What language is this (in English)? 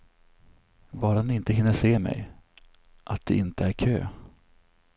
Swedish